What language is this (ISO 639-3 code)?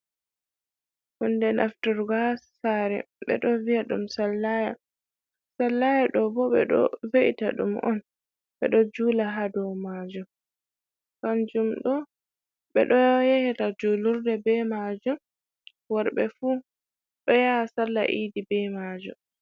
ful